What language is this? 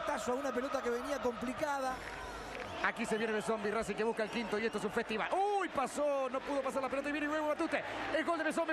Spanish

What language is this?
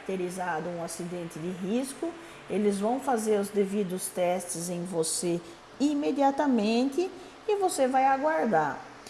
Portuguese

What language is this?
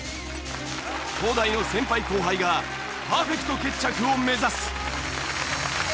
Japanese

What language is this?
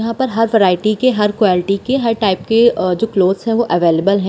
Hindi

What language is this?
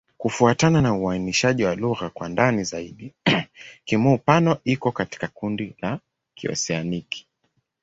Swahili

